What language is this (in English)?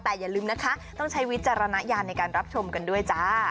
Thai